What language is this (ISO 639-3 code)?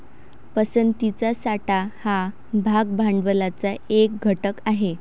mar